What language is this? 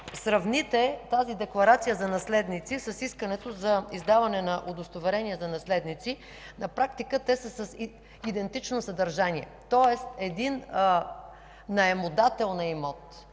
Bulgarian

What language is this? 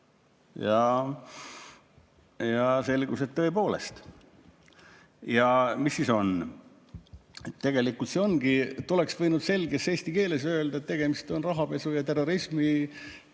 Estonian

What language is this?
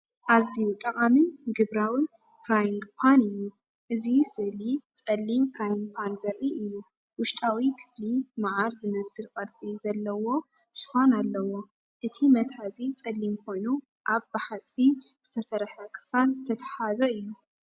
Tigrinya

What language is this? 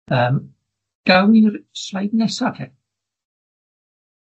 Welsh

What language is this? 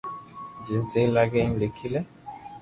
Loarki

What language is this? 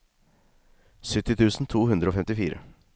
Norwegian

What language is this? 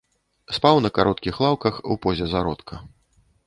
Belarusian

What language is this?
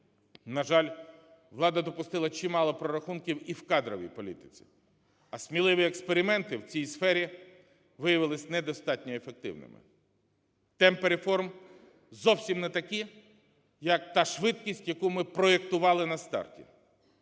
Ukrainian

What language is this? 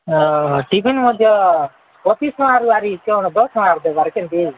Odia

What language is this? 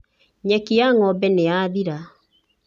Kikuyu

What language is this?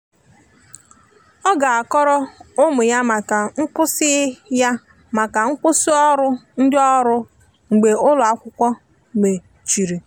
Igbo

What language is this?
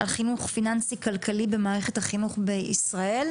Hebrew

